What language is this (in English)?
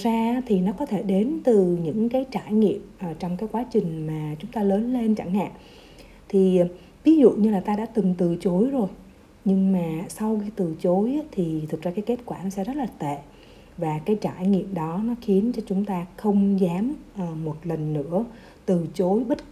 Vietnamese